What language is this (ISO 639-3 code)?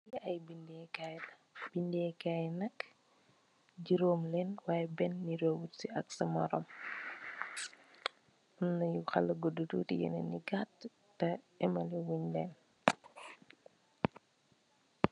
wol